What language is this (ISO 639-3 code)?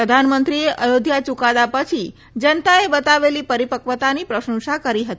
guj